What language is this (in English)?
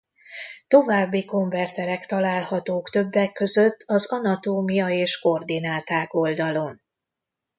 Hungarian